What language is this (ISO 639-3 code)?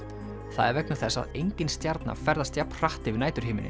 isl